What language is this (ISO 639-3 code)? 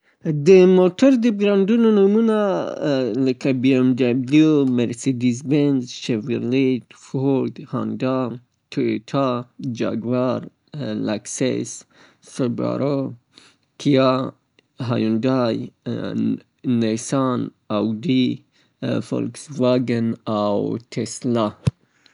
pbt